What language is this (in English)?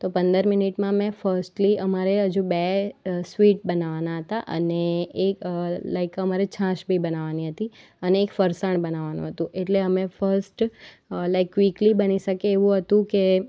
Gujarati